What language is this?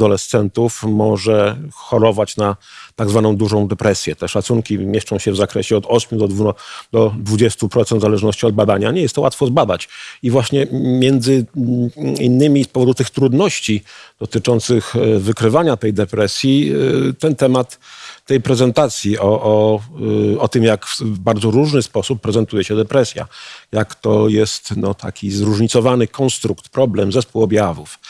Polish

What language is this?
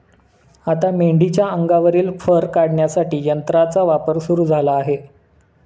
Marathi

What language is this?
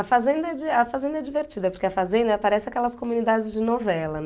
Portuguese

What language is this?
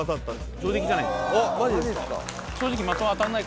Japanese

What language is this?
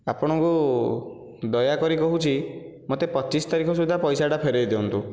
Odia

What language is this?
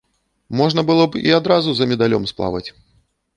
Belarusian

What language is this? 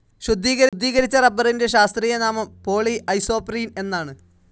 Malayalam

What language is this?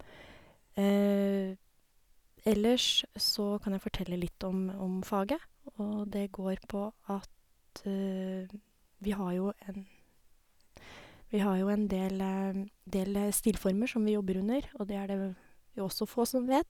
Norwegian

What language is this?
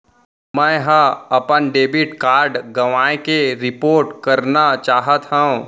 Chhattisgarhi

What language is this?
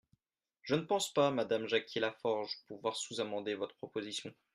French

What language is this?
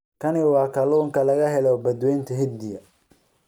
Somali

